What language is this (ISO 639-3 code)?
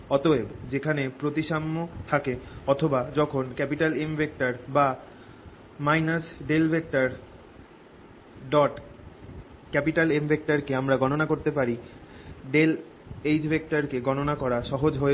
ben